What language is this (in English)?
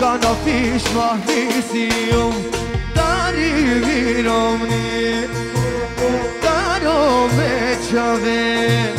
Bulgarian